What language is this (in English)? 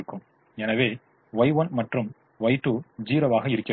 Tamil